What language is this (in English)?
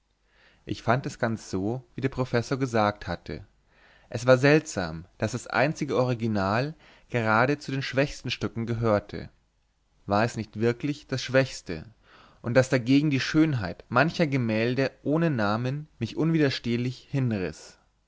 German